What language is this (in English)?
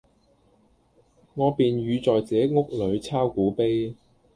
Cantonese